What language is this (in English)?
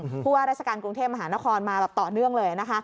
Thai